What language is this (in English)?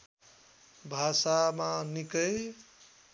Nepali